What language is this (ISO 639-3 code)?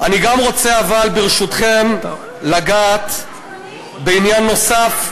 heb